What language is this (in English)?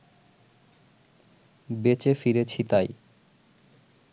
Bangla